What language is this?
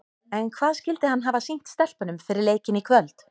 Icelandic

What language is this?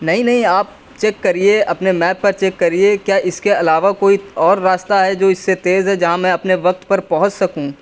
Urdu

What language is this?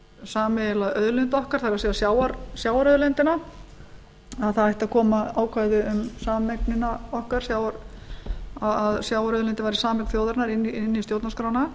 Icelandic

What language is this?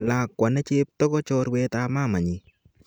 Kalenjin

